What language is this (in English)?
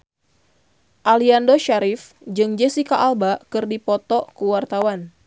Sundanese